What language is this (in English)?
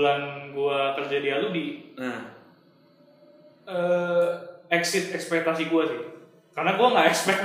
Indonesian